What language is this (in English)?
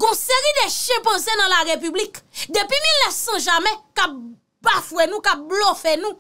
French